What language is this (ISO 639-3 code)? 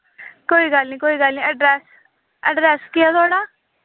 doi